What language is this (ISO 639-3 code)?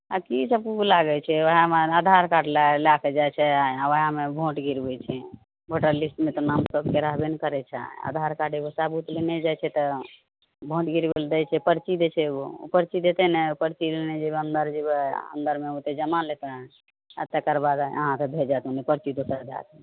mai